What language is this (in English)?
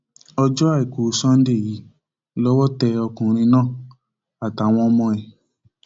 Yoruba